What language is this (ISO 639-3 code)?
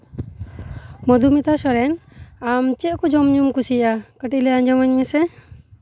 sat